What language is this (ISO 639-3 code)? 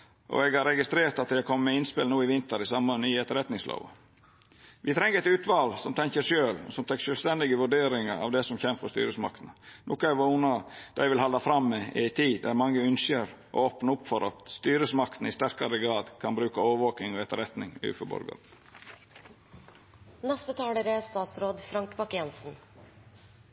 nno